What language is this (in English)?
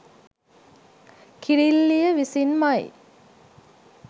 Sinhala